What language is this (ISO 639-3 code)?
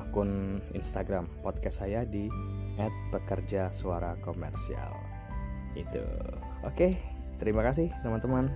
ind